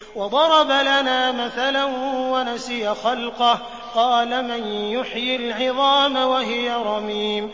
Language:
Arabic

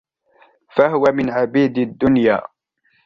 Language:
Arabic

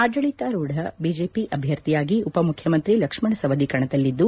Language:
Kannada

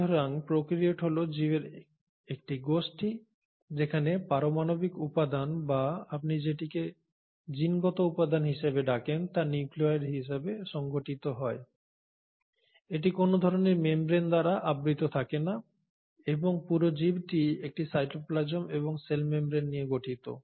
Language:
Bangla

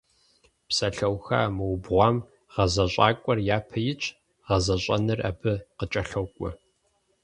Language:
Kabardian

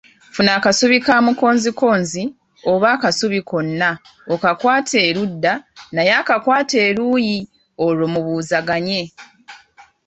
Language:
Ganda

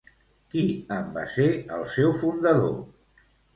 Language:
Catalan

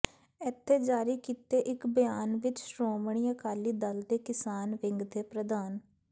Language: Punjabi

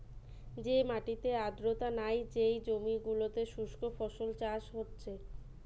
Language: Bangla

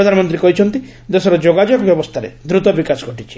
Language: Odia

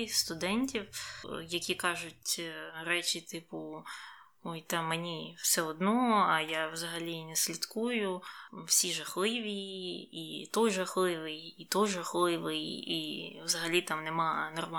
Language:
Ukrainian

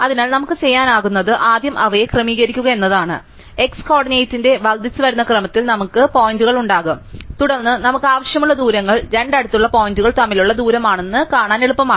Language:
Malayalam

